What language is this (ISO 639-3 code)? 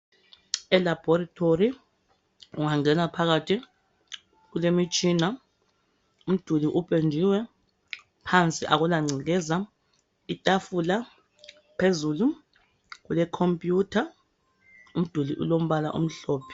nde